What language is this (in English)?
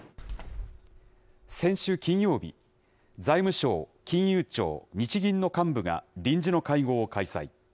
Japanese